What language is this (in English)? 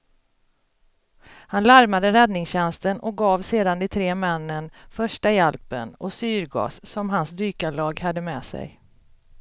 Swedish